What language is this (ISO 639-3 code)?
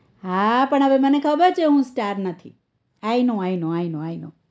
guj